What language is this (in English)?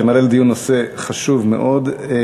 Hebrew